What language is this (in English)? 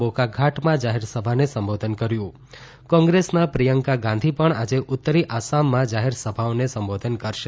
Gujarati